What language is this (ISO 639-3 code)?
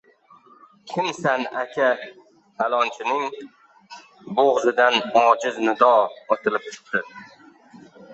uzb